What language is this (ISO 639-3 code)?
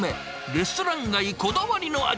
jpn